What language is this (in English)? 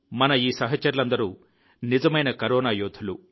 Telugu